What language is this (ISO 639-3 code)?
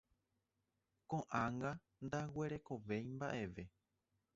grn